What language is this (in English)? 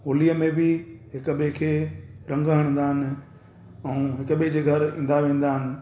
Sindhi